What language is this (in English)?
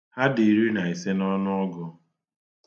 Igbo